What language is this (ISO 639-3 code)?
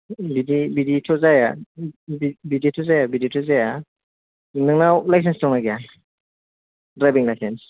brx